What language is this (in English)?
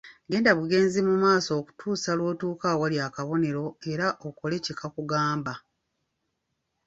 Ganda